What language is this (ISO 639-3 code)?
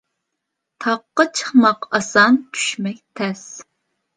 uig